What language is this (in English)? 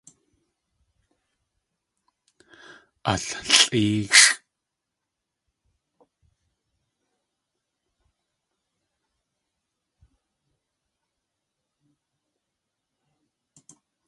Tlingit